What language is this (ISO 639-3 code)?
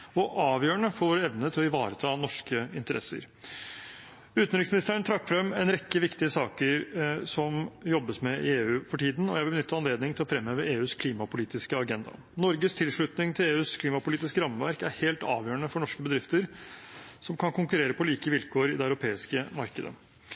nob